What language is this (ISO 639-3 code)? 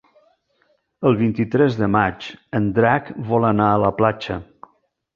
cat